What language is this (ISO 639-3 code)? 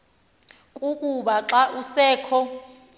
xho